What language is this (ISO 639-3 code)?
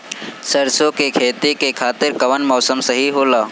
bho